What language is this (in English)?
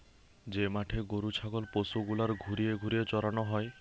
Bangla